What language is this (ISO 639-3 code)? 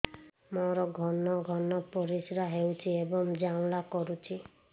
ori